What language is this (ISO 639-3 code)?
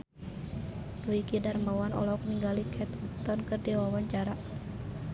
sun